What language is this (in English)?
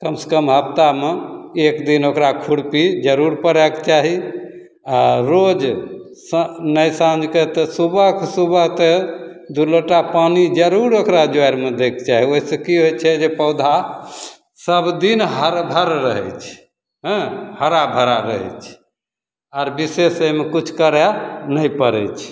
Maithili